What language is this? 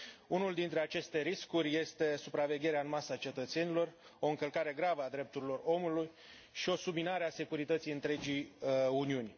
Romanian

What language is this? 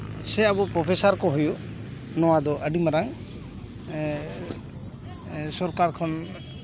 Santali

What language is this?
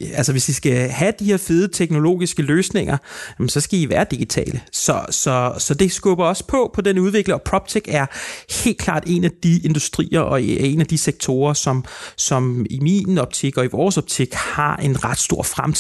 Danish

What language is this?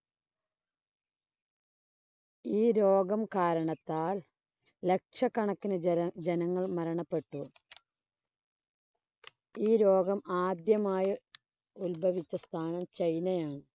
Malayalam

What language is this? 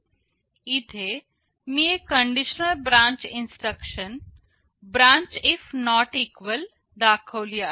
Marathi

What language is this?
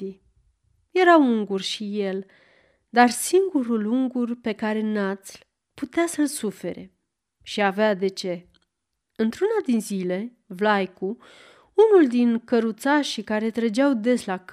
Romanian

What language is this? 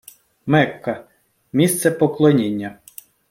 Ukrainian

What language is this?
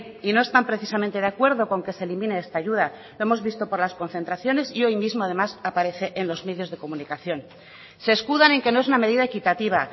Spanish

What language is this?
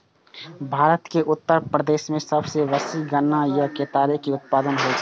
Maithili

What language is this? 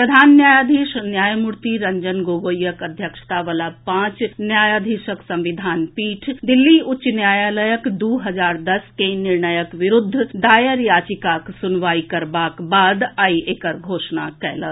Maithili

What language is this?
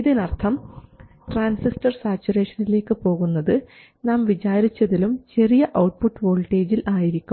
Malayalam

